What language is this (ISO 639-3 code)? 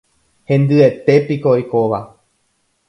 grn